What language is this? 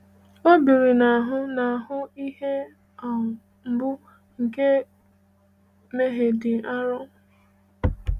Igbo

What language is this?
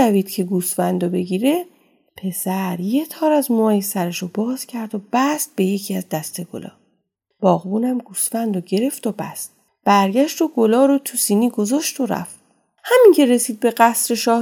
Persian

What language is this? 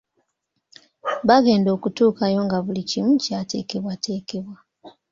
Ganda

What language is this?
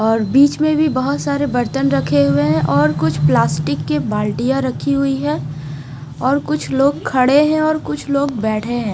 Hindi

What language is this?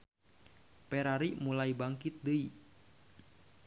Sundanese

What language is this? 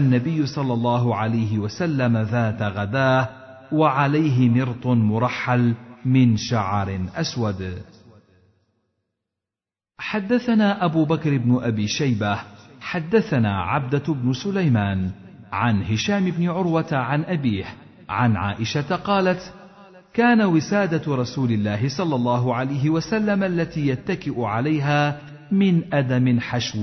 Arabic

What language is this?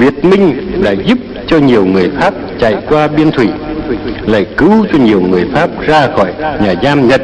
Vietnamese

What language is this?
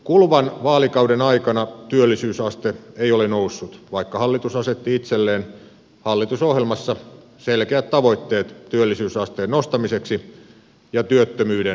Finnish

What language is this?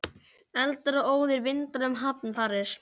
Icelandic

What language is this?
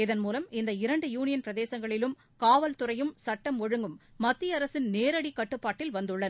Tamil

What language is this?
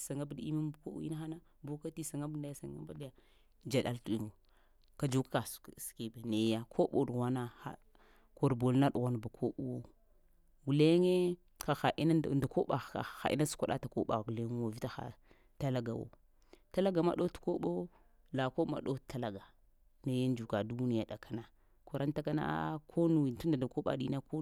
Lamang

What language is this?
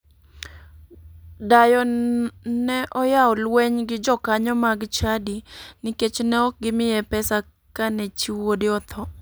Luo (Kenya and Tanzania)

